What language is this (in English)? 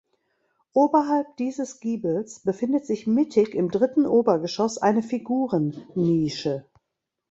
German